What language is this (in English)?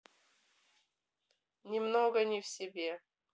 Russian